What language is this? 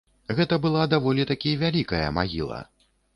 Belarusian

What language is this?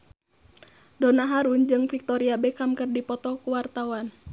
Sundanese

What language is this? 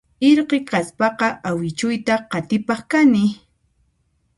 Puno Quechua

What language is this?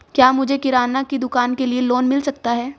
Hindi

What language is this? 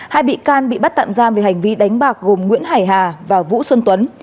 Vietnamese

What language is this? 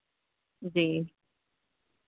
Urdu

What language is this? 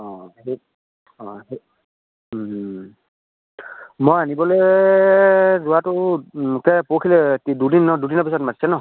Assamese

